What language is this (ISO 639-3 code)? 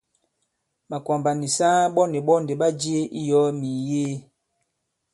abb